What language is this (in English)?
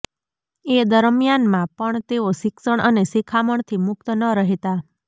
Gujarati